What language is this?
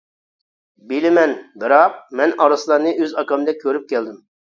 Uyghur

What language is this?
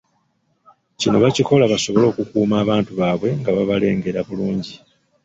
Ganda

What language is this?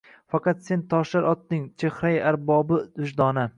Uzbek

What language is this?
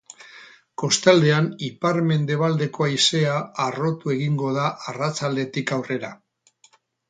Basque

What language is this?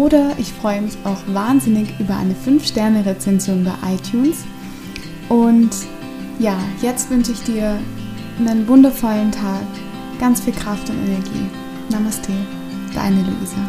German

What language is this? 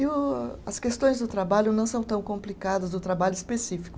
Portuguese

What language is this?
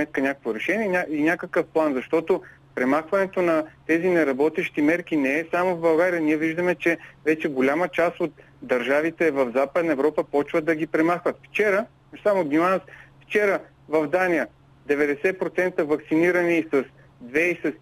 Bulgarian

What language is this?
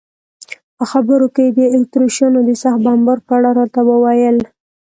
Pashto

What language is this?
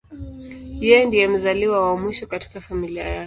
Swahili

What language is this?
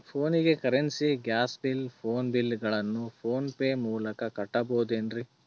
Kannada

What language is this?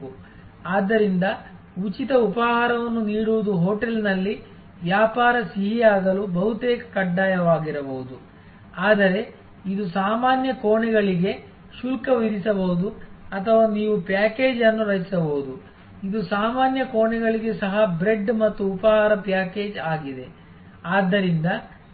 Kannada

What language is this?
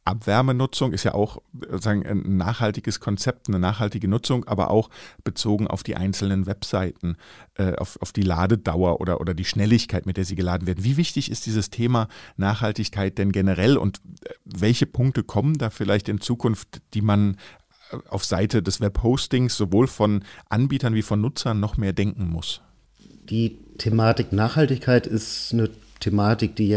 German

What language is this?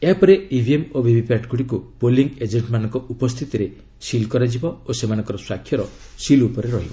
Odia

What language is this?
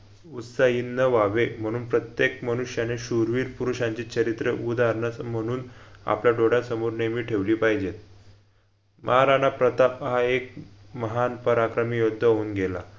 Marathi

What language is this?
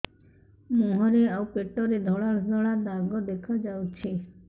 Odia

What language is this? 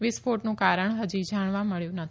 Gujarati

